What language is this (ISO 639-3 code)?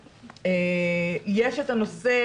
heb